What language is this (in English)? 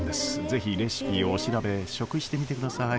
Japanese